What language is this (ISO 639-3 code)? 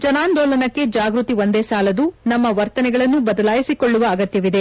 kan